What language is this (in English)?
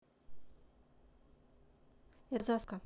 Russian